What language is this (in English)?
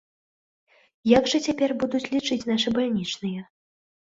Belarusian